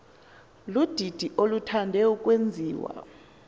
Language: Xhosa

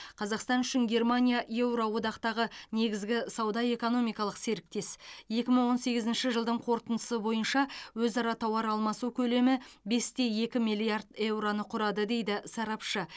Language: Kazakh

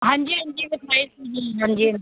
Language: Punjabi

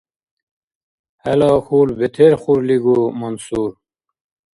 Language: Dargwa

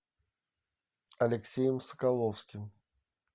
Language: Russian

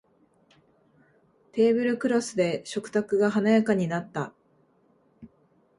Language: Japanese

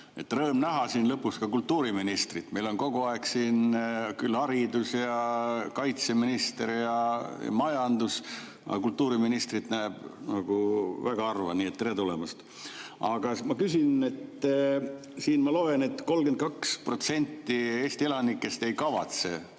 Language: Estonian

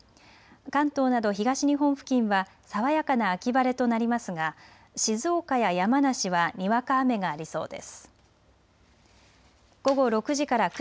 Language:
Japanese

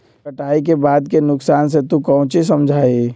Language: Magahi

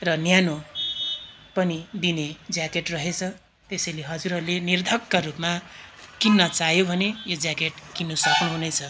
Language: Nepali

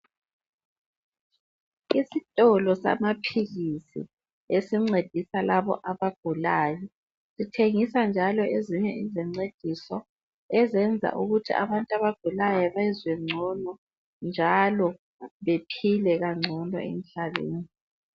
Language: North Ndebele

